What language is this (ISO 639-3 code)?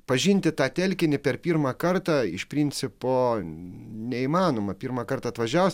lit